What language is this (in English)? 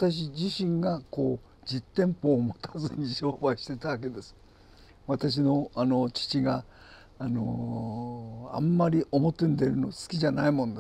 Japanese